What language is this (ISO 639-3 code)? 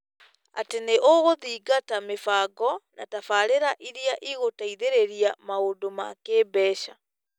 kik